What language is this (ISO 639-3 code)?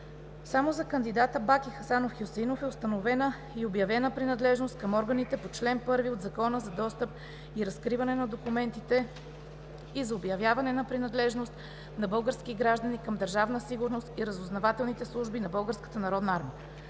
bul